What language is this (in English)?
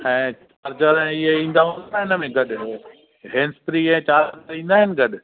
Sindhi